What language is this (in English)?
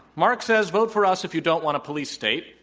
English